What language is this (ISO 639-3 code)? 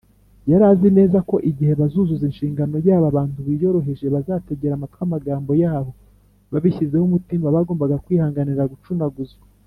kin